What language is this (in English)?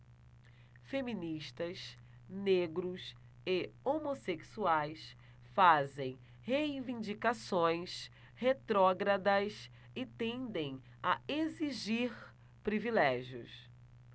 Portuguese